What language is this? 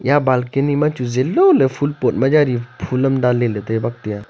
Wancho Naga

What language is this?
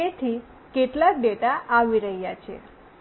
Gujarati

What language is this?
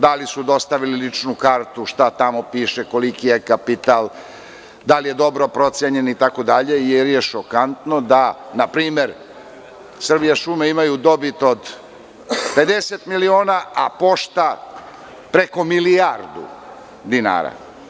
Serbian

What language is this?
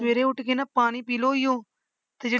Punjabi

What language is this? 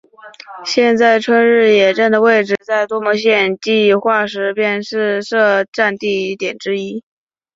Chinese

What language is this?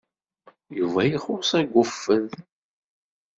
Kabyle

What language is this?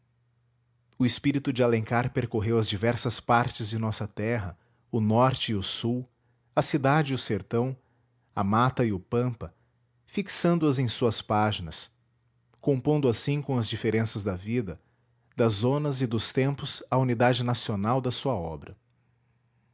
Portuguese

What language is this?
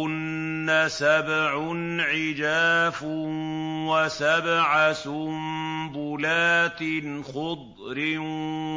Arabic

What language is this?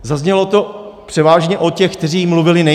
Czech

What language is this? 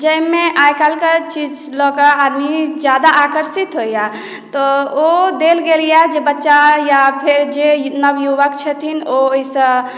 Maithili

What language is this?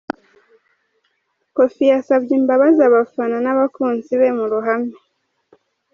Kinyarwanda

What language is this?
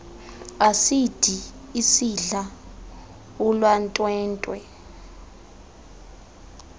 Xhosa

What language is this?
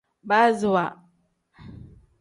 Tem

